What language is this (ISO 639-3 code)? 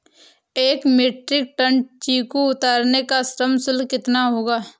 hin